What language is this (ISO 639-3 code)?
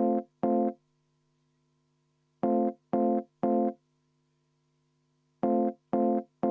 est